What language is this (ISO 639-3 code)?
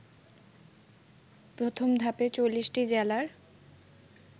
ben